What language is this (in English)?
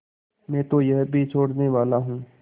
Hindi